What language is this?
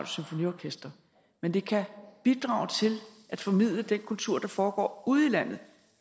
Danish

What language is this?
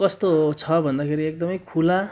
Nepali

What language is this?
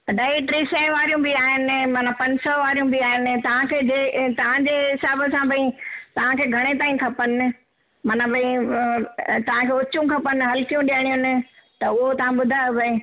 Sindhi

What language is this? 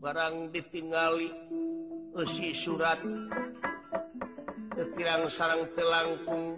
Indonesian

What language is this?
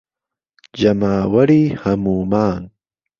Central Kurdish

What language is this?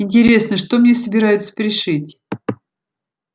Russian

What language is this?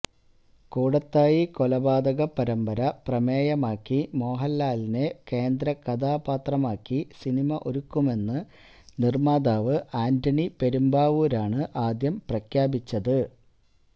Malayalam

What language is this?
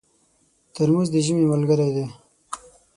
Pashto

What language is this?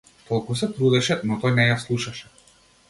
Macedonian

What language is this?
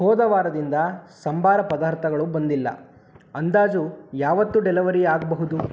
Kannada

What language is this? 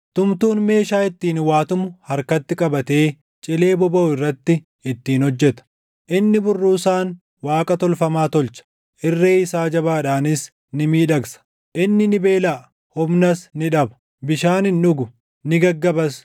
Oromo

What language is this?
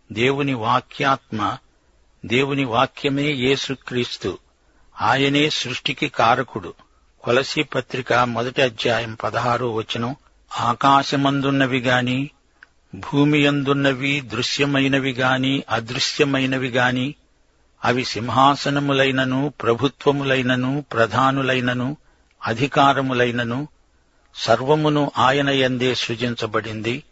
Telugu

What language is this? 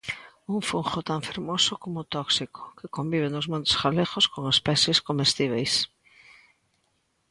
Galician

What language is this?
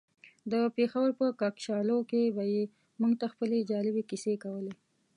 Pashto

